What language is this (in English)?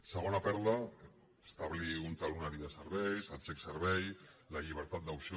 Catalan